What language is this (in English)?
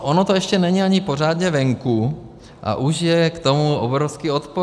Czech